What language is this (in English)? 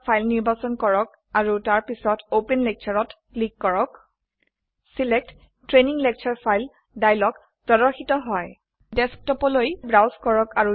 Assamese